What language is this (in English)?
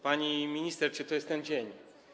Polish